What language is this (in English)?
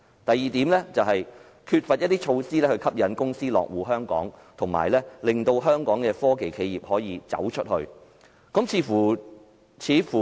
Cantonese